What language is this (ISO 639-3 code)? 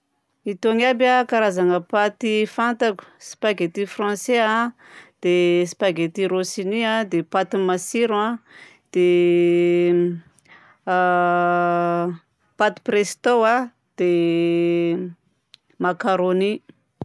bzc